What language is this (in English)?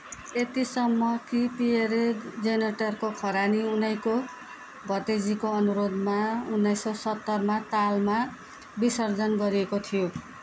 Nepali